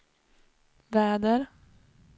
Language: Swedish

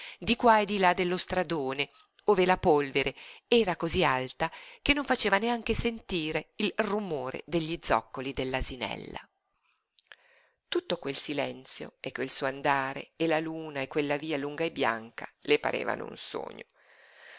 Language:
Italian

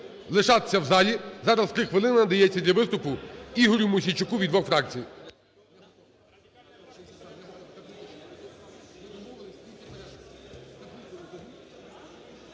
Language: Ukrainian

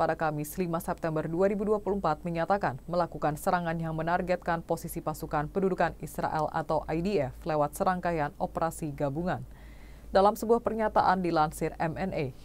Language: Indonesian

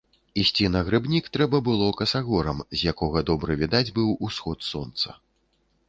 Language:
Belarusian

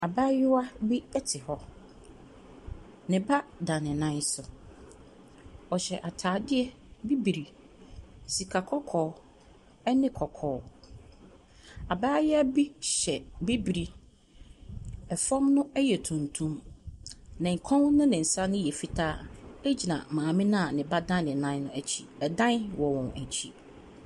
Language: Akan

